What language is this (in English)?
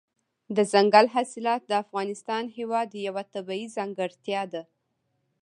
Pashto